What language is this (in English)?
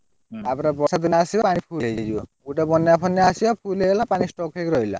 Odia